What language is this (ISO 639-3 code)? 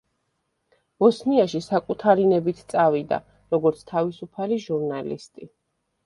kat